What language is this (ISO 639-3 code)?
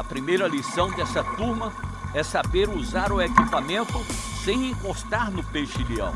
por